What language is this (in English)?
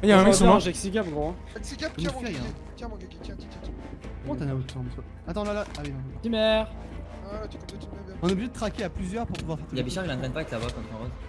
French